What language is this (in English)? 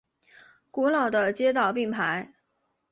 Chinese